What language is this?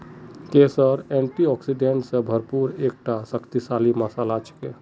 Magahi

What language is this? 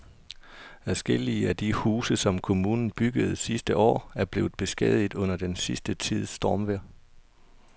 Danish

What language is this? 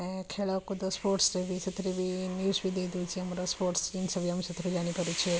Odia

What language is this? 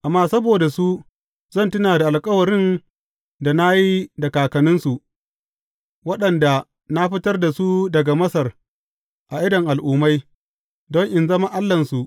Hausa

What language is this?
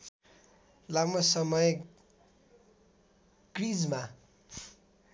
Nepali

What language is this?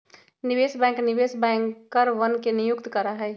Magahi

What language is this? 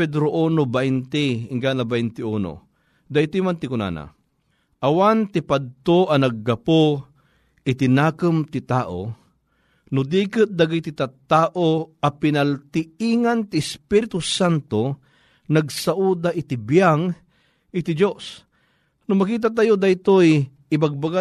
Filipino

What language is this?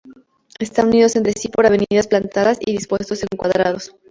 Spanish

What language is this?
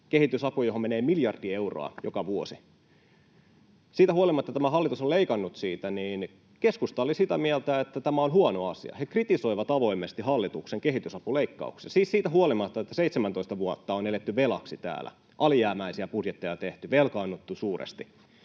Finnish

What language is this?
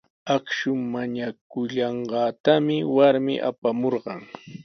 Sihuas Ancash Quechua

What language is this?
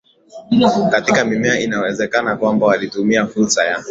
Swahili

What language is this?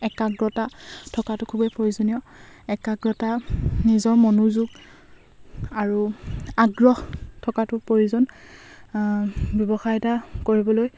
Assamese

